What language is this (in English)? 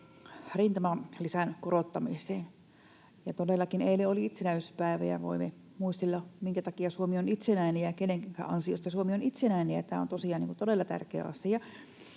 Finnish